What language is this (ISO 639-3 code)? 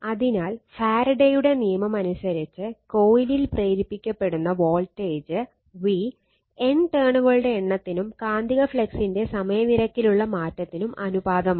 mal